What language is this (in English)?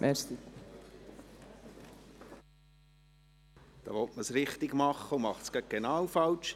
Swiss German